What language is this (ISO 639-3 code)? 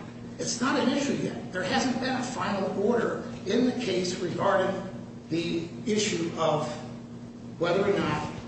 eng